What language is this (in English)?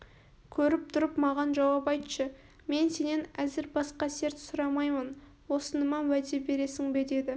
Kazakh